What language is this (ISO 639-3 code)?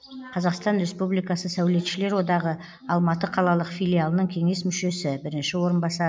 kaz